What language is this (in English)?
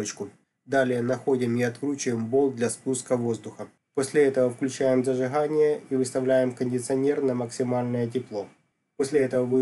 Russian